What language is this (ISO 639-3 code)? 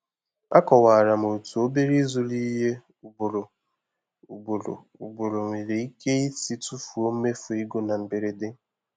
ibo